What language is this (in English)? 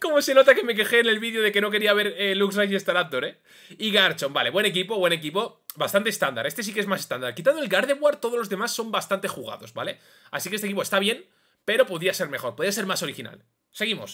Spanish